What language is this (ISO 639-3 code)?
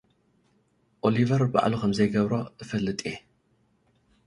tir